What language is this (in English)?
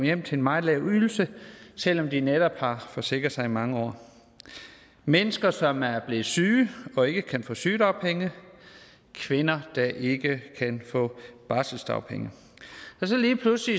Danish